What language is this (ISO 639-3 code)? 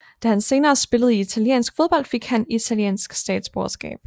dan